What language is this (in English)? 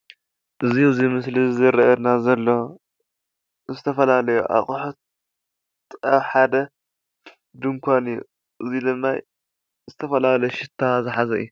Tigrinya